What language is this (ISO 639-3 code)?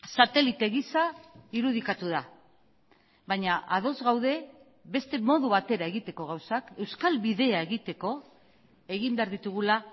eus